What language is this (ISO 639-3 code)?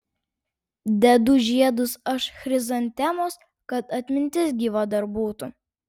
lit